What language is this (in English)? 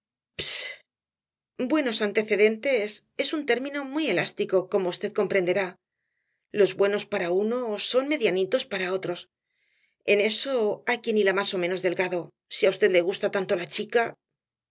Spanish